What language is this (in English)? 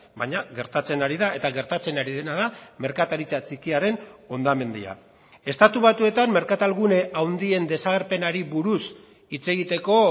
Basque